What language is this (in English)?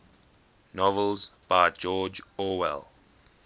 English